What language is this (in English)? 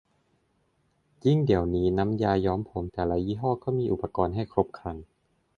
Thai